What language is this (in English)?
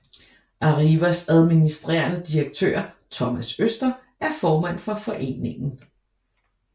Danish